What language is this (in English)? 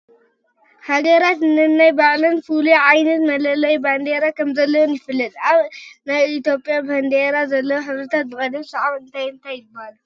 Tigrinya